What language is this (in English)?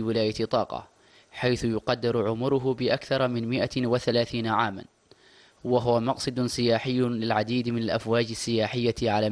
Arabic